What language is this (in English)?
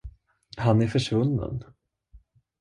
Swedish